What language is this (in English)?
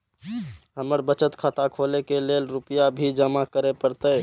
Maithili